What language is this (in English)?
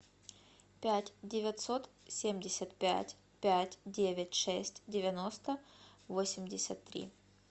Russian